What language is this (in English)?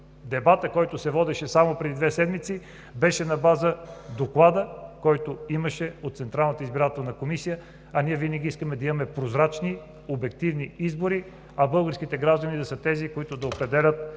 Bulgarian